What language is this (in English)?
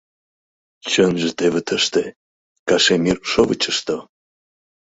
Mari